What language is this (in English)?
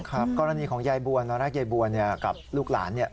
Thai